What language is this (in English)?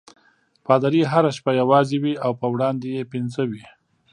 Pashto